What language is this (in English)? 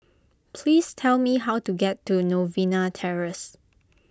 English